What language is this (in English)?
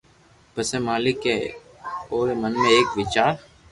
Loarki